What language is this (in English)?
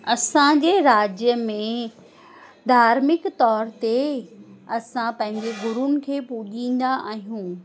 Sindhi